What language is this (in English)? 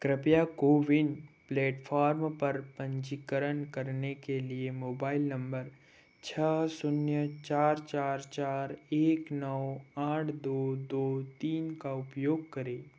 Hindi